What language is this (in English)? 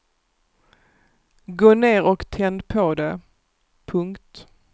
Swedish